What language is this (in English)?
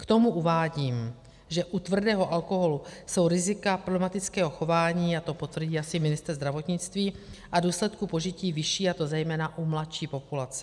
Czech